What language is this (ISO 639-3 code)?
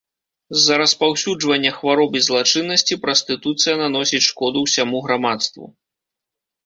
bel